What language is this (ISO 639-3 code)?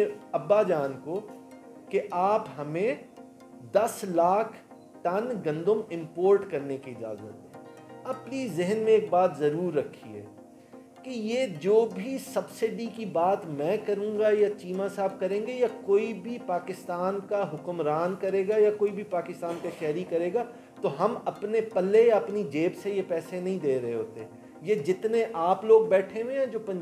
hin